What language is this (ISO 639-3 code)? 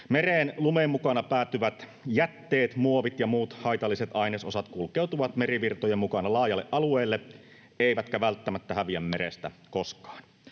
fin